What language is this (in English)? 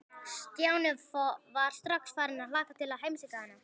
Icelandic